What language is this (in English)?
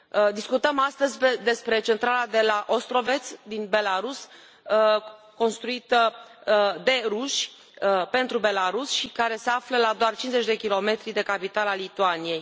Romanian